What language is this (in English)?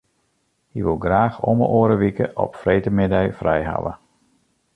Western Frisian